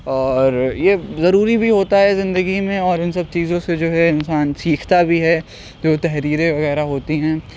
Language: Urdu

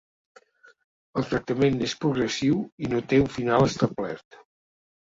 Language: Catalan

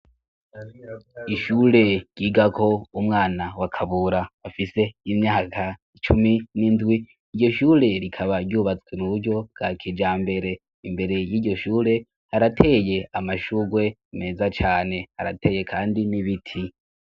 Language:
Rundi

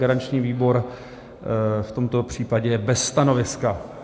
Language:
Czech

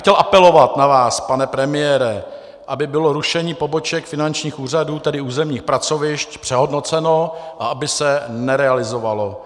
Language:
Czech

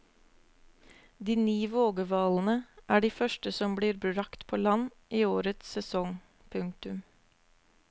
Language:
Norwegian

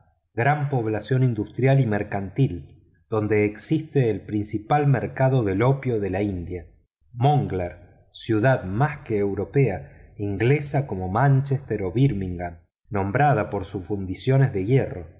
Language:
Spanish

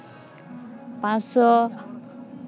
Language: Santali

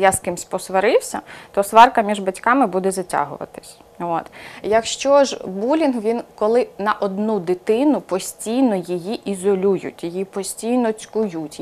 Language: Ukrainian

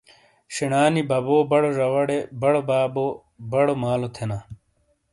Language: Shina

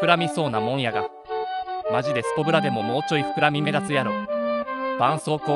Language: Japanese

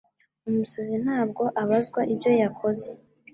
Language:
Kinyarwanda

